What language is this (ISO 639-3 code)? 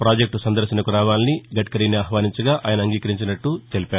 tel